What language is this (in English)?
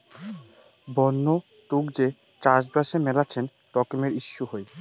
Bangla